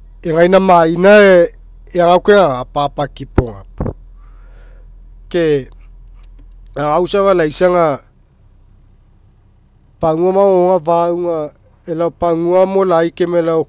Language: Mekeo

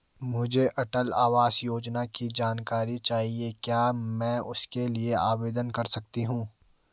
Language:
Hindi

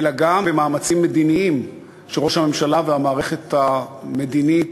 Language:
Hebrew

